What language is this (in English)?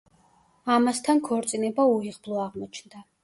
Georgian